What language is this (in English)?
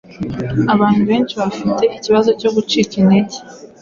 Kinyarwanda